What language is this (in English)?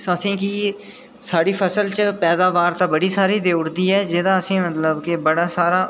Dogri